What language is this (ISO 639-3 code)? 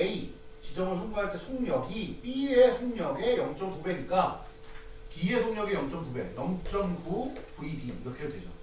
kor